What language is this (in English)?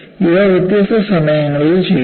Malayalam